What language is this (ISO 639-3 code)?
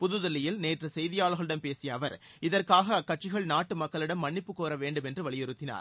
tam